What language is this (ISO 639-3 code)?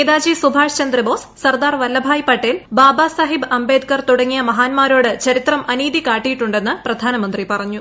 mal